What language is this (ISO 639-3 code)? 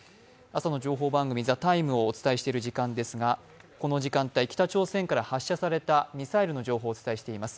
jpn